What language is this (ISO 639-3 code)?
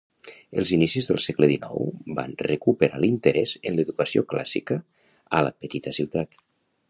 cat